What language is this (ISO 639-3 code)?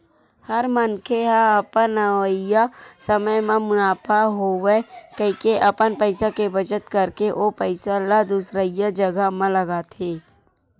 hne